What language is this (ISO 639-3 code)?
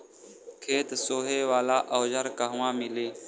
bho